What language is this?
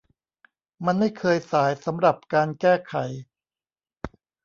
Thai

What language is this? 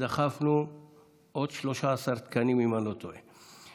Hebrew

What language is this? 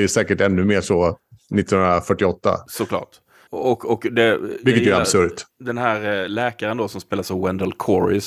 Swedish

